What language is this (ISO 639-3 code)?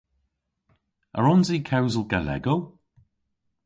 cor